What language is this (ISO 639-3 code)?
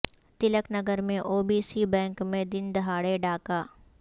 urd